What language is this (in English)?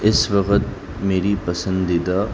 Urdu